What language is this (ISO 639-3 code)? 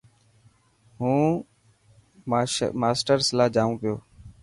mki